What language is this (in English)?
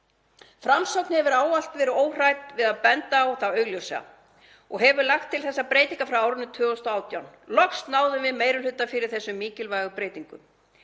Icelandic